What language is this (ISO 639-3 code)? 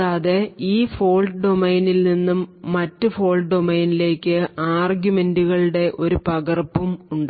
mal